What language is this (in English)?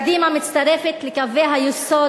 Hebrew